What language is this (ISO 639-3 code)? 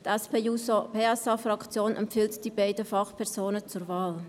gsw